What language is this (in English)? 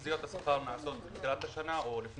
Hebrew